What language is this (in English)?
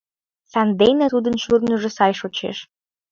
Mari